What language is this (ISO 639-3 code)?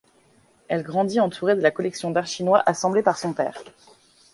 fra